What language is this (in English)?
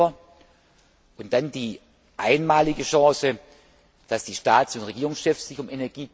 German